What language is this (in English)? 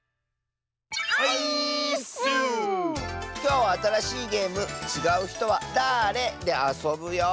Japanese